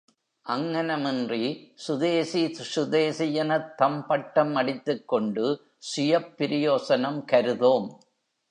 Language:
Tamil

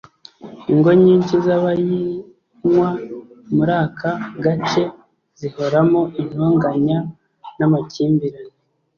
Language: Kinyarwanda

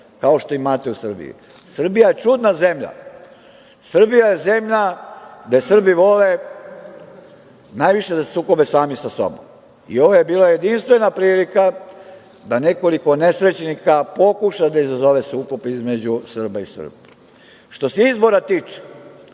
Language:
Serbian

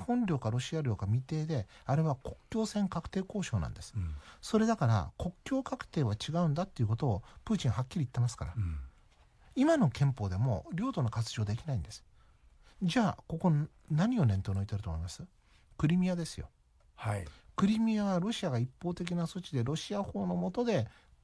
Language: Japanese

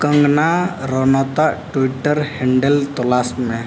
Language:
Santali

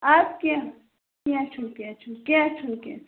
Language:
Kashmiri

